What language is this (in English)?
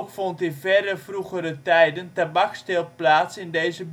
Dutch